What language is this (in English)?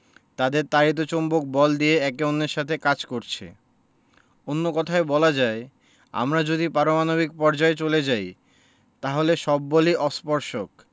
Bangla